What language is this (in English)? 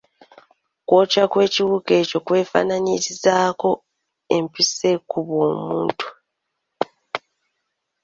Ganda